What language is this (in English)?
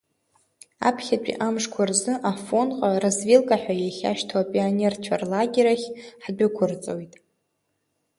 Abkhazian